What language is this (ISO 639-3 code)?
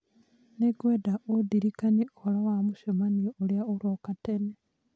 kik